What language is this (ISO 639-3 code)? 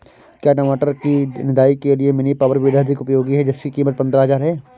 hin